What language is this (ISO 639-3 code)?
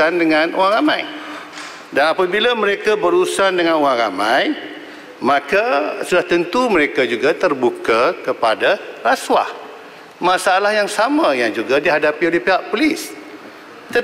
msa